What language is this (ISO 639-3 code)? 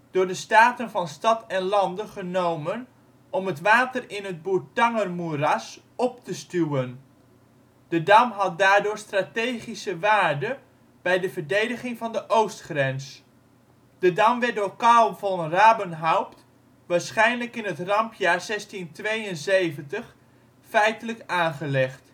nld